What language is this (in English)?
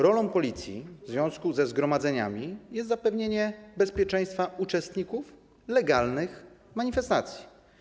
Polish